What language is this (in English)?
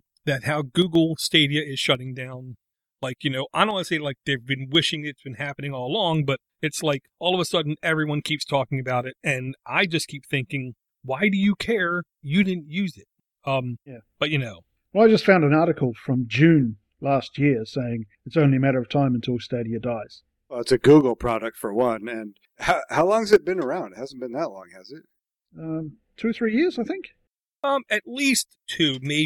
English